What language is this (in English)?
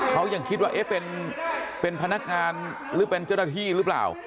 Thai